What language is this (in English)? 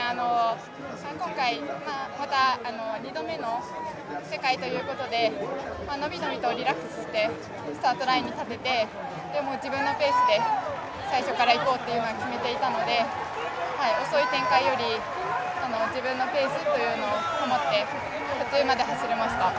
Japanese